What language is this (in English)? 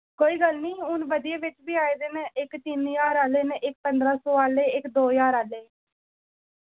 Dogri